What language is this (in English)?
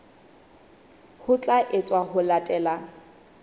Southern Sotho